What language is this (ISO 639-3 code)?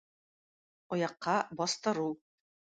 tat